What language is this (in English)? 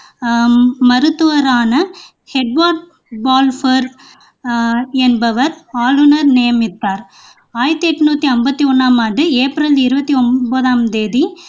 Tamil